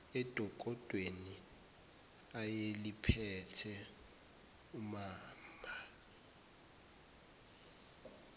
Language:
Zulu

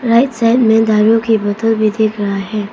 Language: Hindi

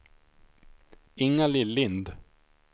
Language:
Swedish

